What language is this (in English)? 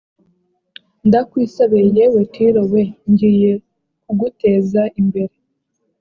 Kinyarwanda